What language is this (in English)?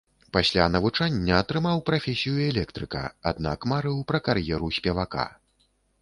Belarusian